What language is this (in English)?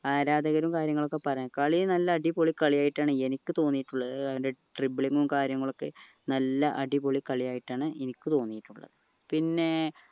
Malayalam